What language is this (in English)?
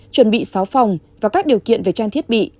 Vietnamese